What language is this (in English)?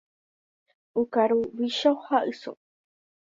Guarani